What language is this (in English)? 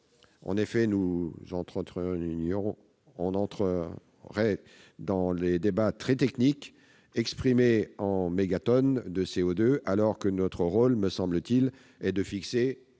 French